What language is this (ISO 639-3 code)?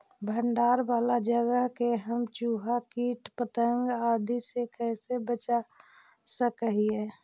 mag